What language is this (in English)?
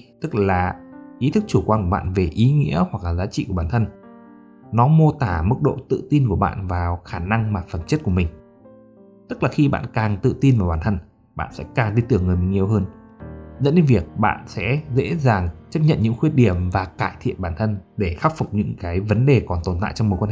Vietnamese